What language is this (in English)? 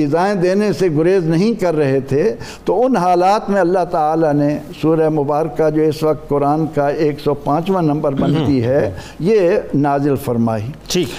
Urdu